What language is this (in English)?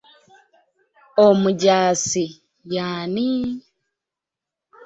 Ganda